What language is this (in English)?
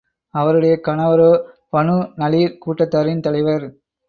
Tamil